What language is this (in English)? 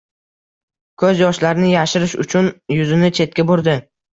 Uzbek